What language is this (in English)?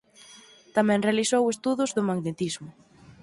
Galician